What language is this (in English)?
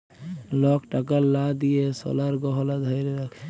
Bangla